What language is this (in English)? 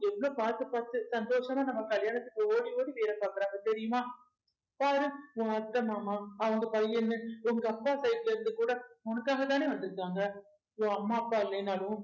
Tamil